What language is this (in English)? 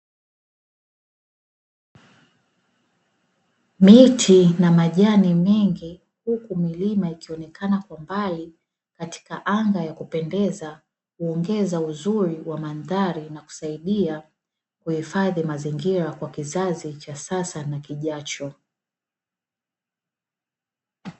Swahili